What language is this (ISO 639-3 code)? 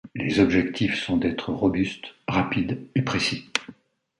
fra